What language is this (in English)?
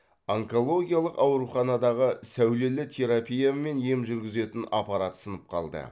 Kazakh